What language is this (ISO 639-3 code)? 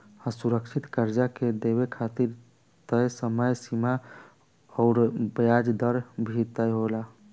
bho